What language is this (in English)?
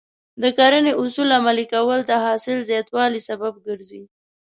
Pashto